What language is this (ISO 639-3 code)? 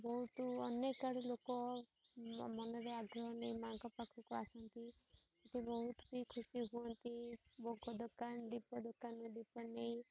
ori